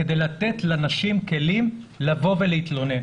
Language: Hebrew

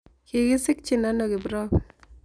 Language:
Kalenjin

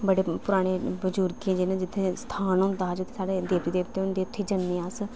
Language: Dogri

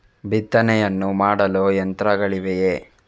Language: Kannada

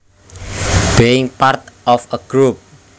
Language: Javanese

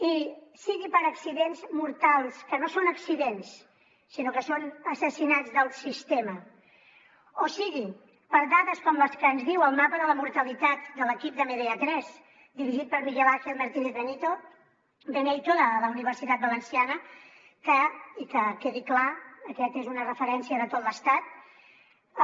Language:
Catalan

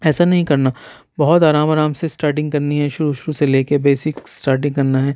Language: Urdu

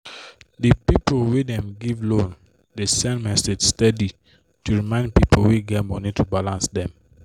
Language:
Nigerian Pidgin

